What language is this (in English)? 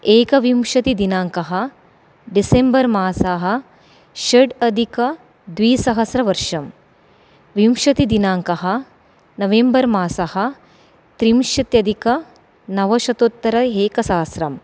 Sanskrit